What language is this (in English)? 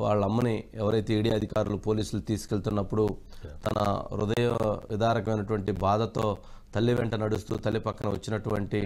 Telugu